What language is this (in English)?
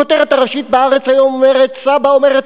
Hebrew